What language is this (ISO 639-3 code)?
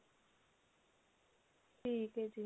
pan